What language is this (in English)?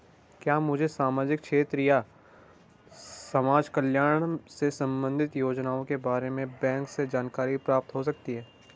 Hindi